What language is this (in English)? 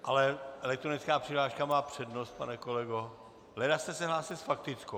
Czech